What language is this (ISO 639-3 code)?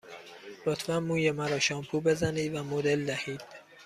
fas